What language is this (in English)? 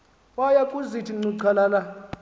Xhosa